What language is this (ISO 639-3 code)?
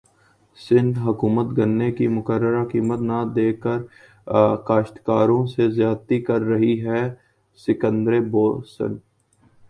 urd